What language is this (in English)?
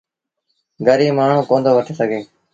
Sindhi Bhil